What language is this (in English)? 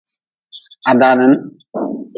Nawdm